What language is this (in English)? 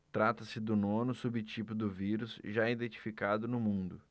Portuguese